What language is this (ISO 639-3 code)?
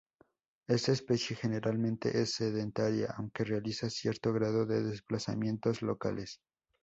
spa